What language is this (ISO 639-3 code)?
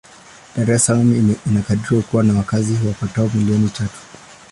swa